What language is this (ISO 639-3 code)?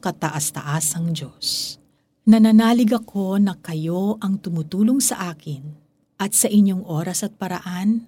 fil